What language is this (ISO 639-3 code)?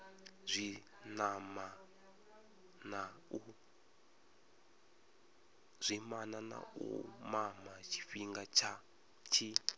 ven